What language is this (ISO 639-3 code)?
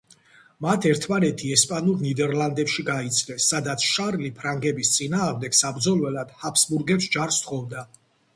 kat